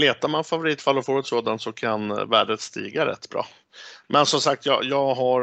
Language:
Swedish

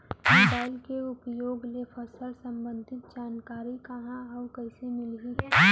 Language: Chhattisgarhi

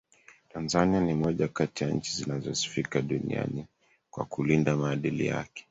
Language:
Swahili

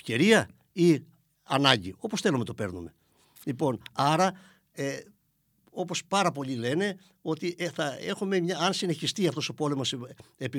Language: Greek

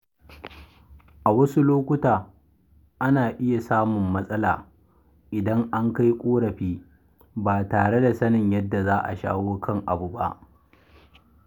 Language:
Hausa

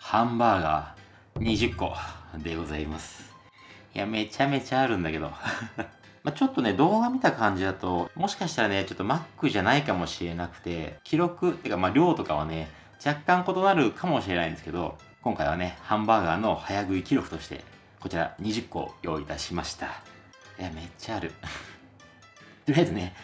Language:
Japanese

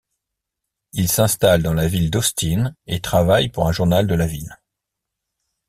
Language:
French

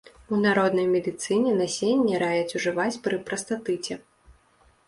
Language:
Belarusian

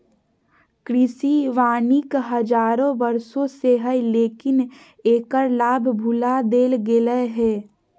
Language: Magahi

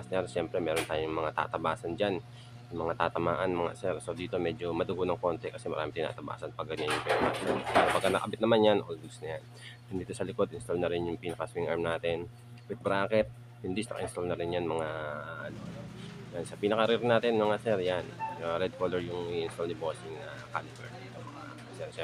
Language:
Filipino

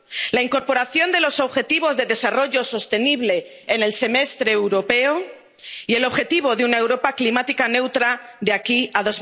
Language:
Spanish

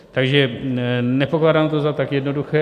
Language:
Czech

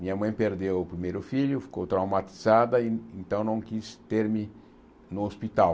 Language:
Portuguese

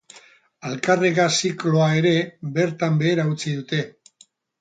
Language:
Basque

